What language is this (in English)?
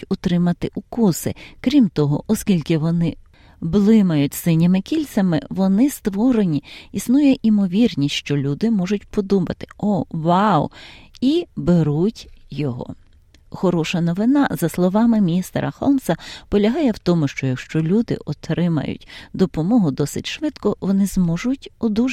Ukrainian